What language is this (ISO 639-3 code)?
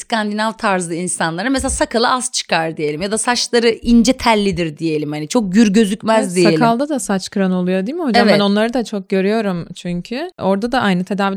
tur